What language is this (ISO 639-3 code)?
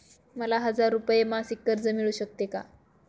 mar